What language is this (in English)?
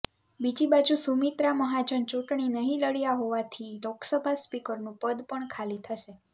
Gujarati